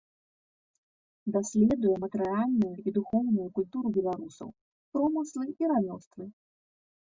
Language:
Belarusian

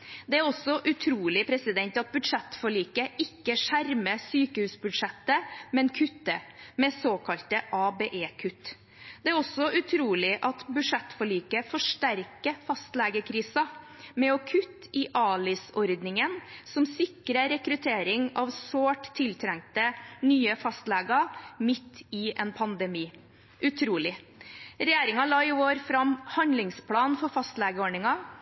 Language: Norwegian Bokmål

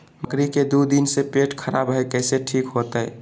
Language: Magahi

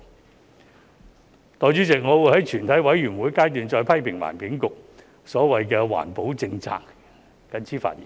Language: Cantonese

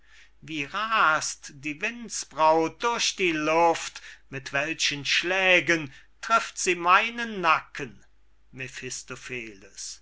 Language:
German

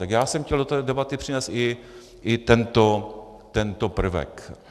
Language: Czech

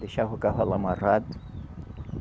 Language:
Portuguese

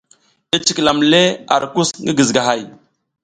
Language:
South Giziga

